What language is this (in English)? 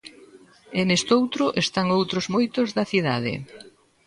Galician